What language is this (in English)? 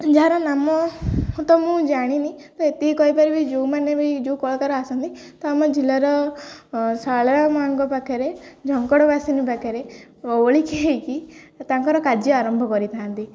Odia